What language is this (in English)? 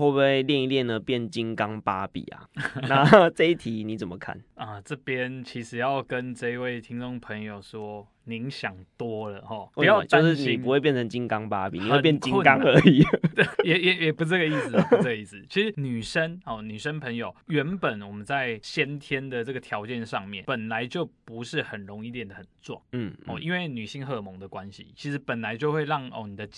Chinese